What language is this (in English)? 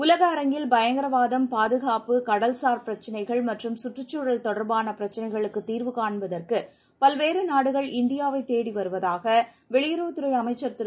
Tamil